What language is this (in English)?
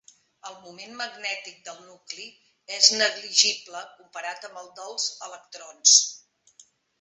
Catalan